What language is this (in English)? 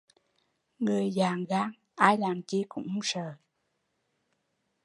Vietnamese